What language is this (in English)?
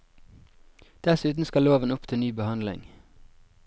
Norwegian